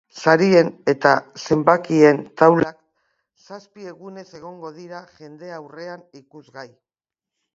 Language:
Basque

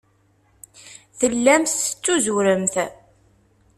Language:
Kabyle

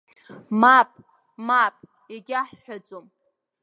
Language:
Abkhazian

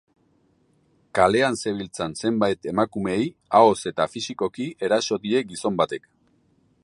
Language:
Basque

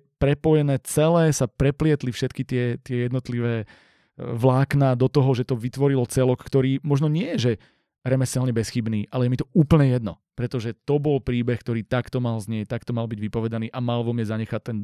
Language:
Slovak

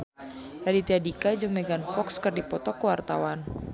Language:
Sundanese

